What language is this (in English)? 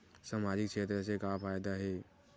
Chhattisgarhi